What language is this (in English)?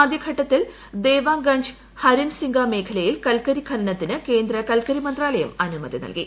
Malayalam